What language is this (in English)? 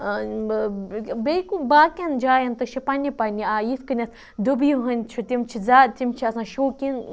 Kashmiri